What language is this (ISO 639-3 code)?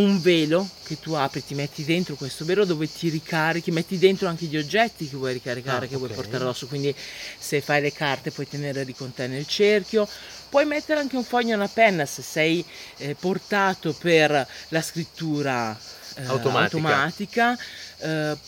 ita